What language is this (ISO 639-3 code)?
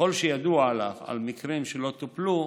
heb